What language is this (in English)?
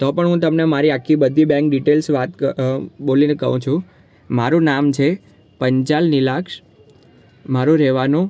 Gujarati